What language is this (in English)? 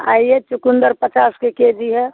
Hindi